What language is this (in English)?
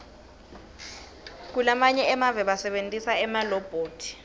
Swati